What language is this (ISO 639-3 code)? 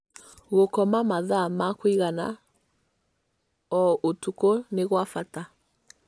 kik